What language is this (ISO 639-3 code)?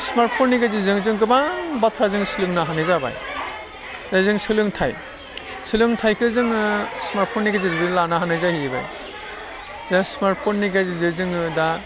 brx